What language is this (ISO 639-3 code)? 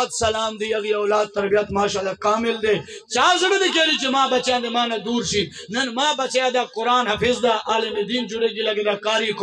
ara